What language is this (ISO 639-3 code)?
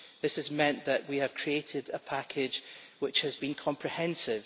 eng